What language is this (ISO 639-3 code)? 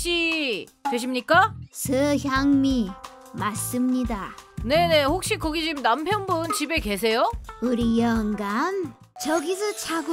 kor